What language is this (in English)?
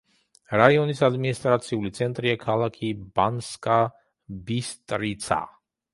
Georgian